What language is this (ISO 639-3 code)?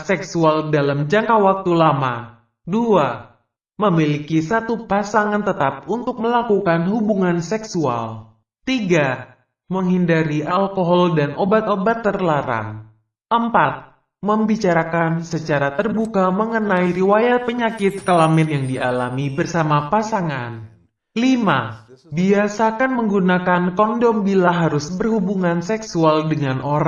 ind